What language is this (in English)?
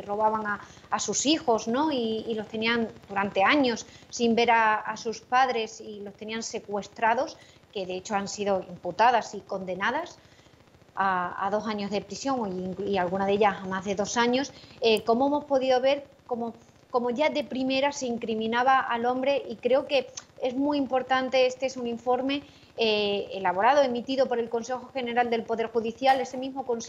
Spanish